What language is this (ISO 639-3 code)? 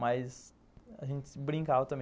por